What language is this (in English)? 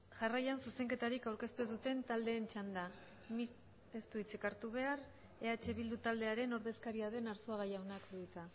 Basque